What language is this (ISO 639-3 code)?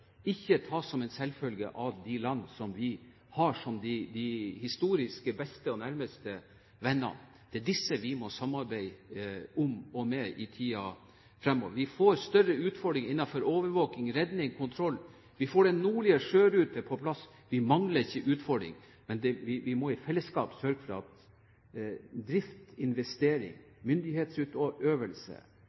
nob